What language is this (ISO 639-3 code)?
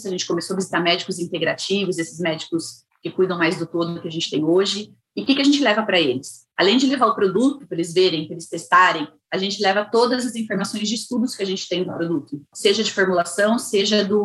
por